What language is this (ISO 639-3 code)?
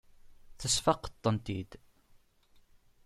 kab